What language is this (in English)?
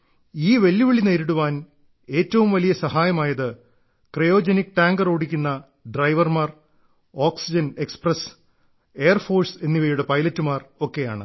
Malayalam